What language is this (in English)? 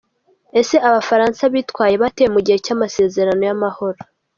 Kinyarwanda